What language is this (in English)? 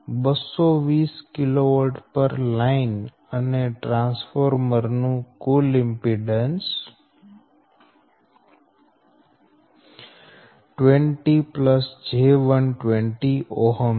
Gujarati